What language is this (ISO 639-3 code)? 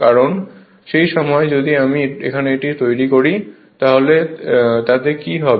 ben